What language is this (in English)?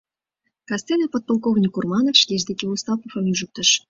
Mari